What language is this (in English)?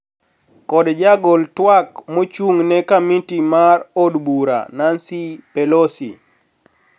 Luo (Kenya and Tanzania)